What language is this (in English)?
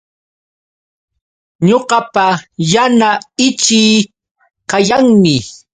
Yauyos Quechua